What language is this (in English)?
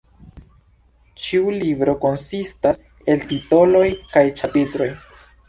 Esperanto